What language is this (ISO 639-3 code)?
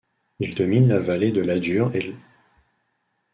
fra